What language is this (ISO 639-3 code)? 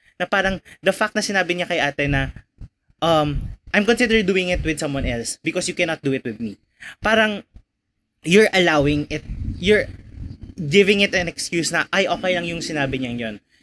fil